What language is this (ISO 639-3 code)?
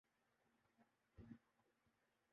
urd